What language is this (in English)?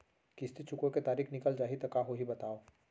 Chhattisgarhi